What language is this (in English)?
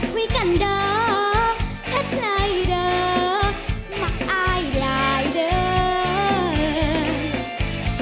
Thai